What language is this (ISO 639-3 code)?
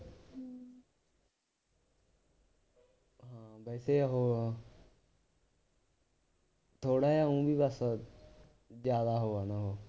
pan